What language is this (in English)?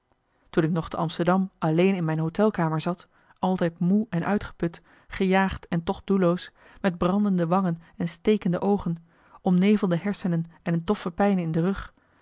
Dutch